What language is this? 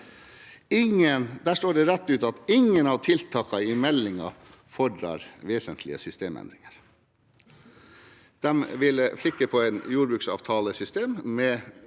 Norwegian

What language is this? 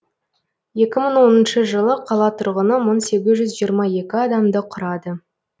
Kazakh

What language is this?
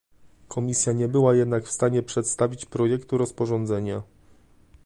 Polish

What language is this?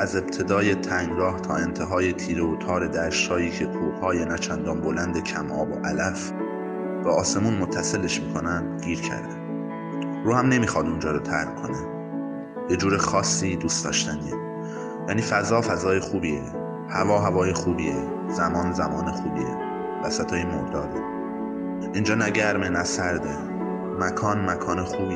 Persian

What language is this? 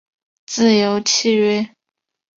Chinese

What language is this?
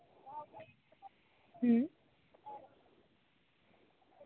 Santali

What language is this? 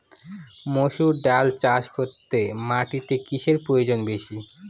Bangla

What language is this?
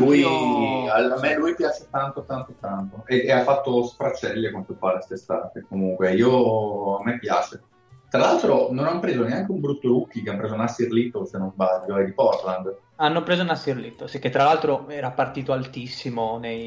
Italian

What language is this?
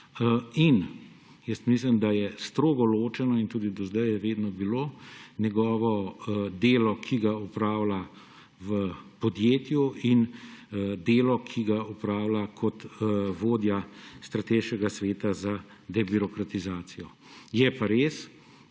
Slovenian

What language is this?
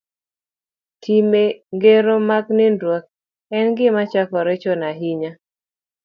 Luo (Kenya and Tanzania)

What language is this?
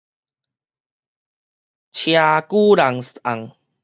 Min Nan Chinese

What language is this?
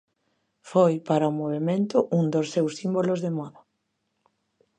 Galician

